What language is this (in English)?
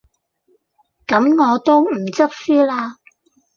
Cantonese